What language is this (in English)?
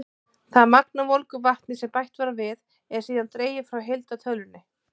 Icelandic